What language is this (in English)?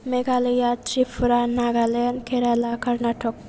Bodo